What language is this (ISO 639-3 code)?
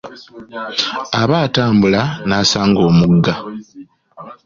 lug